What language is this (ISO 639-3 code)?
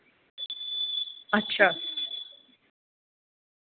doi